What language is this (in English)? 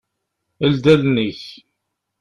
Kabyle